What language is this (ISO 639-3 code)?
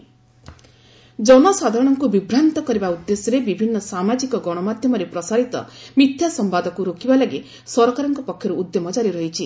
ori